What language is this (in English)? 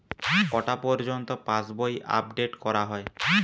Bangla